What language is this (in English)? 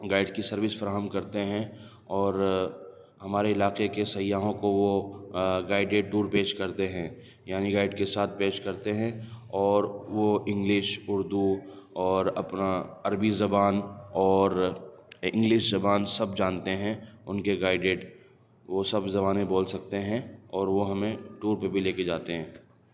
Urdu